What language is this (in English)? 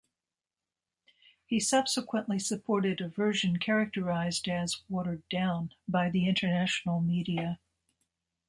English